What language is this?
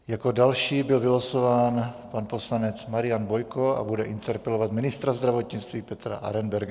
Czech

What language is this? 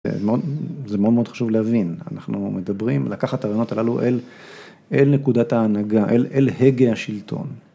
Hebrew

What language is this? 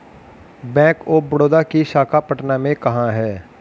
Hindi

